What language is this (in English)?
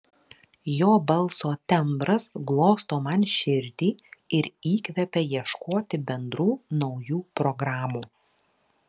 Lithuanian